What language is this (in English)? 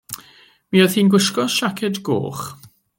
Welsh